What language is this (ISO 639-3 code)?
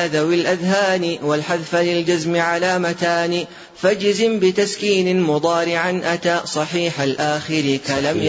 ara